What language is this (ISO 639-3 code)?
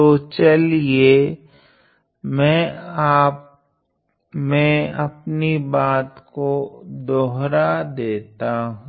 hin